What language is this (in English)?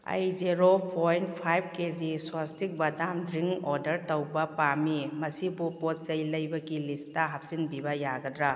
Manipuri